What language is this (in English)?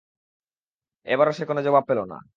Bangla